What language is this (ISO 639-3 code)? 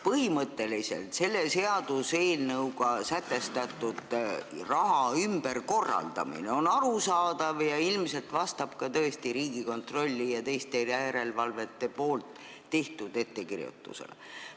est